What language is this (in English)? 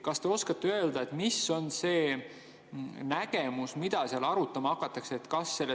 Estonian